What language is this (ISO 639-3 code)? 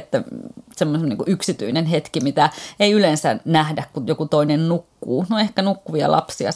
fin